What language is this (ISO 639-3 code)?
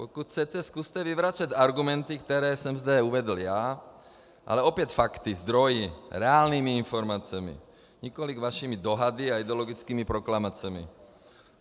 ces